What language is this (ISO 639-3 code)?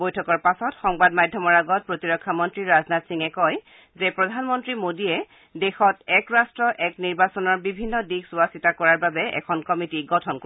asm